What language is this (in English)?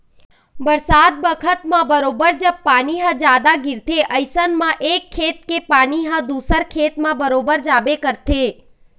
Chhattisgarhi